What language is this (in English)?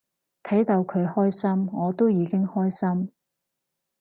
Cantonese